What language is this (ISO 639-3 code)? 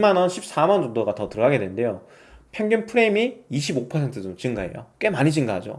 kor